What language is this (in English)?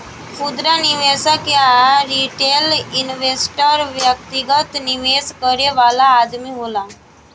Bhojpuri